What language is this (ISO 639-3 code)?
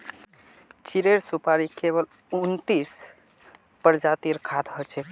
mag